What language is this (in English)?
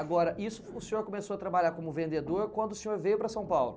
Portuguese